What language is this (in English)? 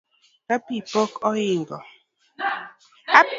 Luo (Kenya and Tanzania)